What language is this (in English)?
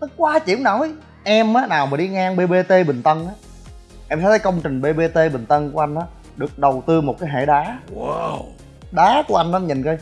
Vietnamese